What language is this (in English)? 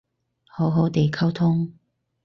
Cantonese